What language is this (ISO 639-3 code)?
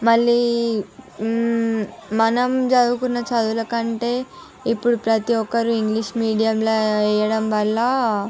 tel